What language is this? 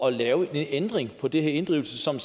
Danish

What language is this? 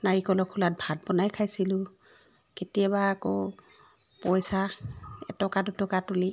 Assamese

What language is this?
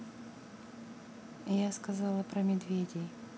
Russian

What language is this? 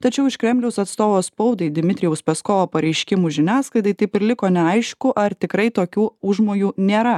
Lithuanian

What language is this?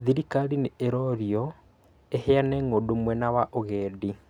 Kikuyu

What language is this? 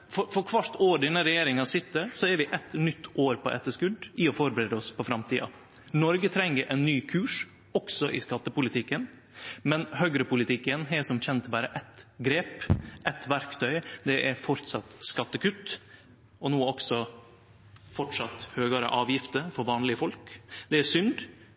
Norwegian Nynorsk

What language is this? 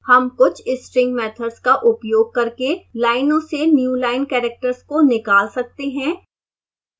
Hindi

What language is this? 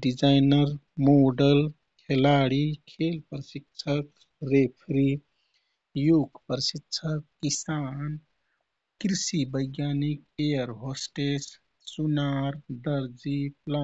Kathoriya Tharu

